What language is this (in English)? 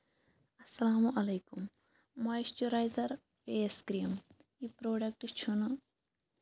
Kashmiri